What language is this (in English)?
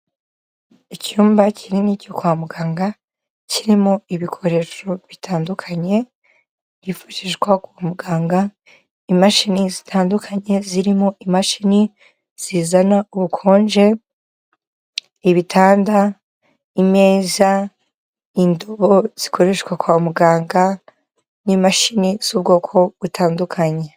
Kinyarwanda